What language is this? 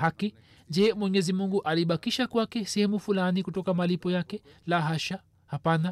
Swahili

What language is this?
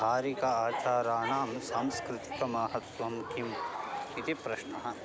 Sanskrit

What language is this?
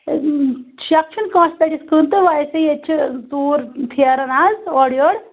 Kashmiri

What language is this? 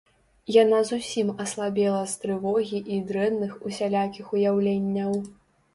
Belarusian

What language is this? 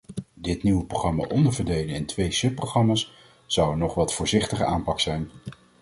Dutch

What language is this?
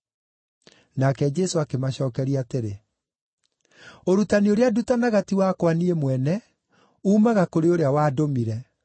Kikuyu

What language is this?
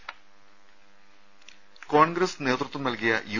Malayalam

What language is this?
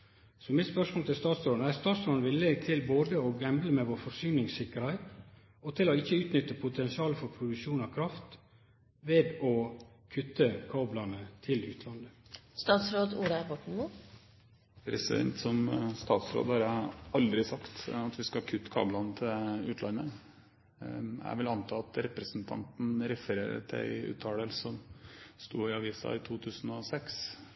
Norwegian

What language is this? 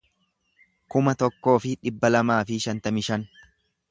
Oromo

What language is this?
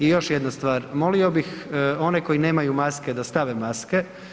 Croatian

